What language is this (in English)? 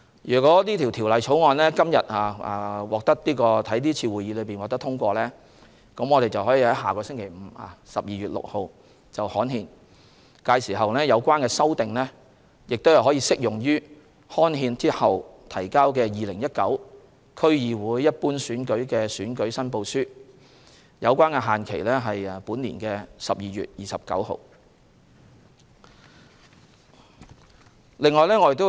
Cantonese